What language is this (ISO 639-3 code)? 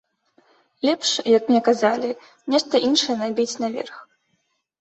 bel